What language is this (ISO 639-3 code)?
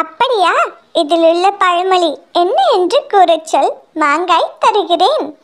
tur